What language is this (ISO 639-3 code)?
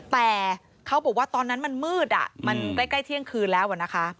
tha